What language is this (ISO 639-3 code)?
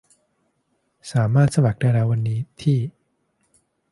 tha